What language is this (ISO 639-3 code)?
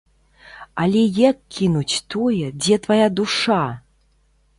bel